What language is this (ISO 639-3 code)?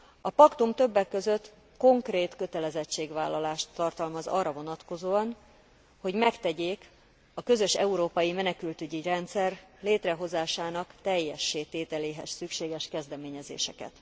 hun